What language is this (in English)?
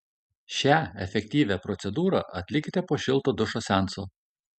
Lithuanian